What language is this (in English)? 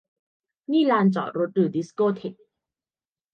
Thai